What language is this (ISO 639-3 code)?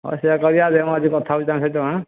ori